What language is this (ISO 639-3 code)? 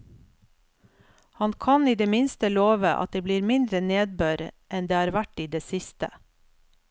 nor